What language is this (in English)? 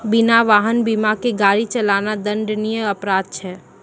Maithili